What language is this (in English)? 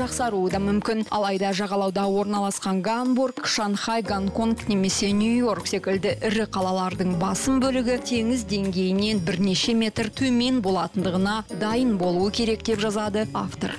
Russian